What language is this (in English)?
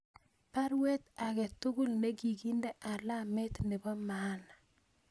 Kalenjin